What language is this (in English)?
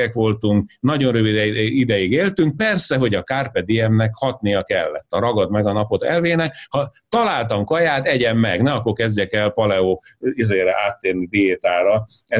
Hungarian